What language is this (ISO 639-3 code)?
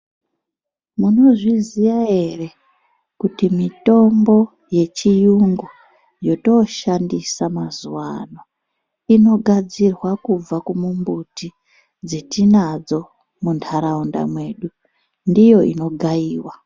ndc